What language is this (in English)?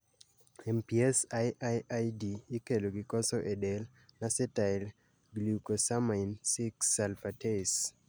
Luo (Kenya and Tanzania)